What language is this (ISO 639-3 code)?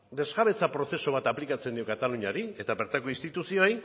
eus